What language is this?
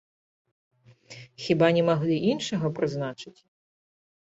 Belarusian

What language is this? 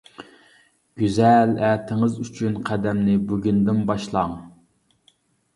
Uyghur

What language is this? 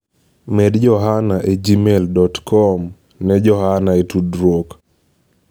Luo (Kenya and Tanzania)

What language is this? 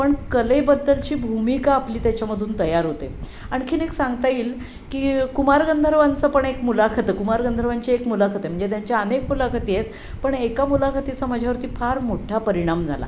Marathi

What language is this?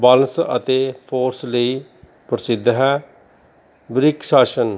Punjabi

